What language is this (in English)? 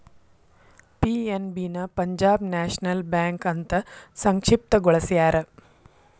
Kannada